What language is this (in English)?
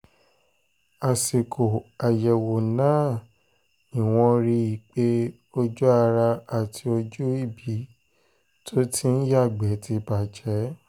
Yoruba